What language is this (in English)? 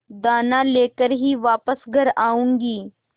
Hindi